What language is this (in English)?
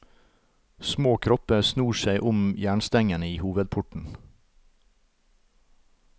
Norwegian